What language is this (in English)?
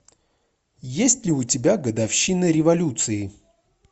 Russian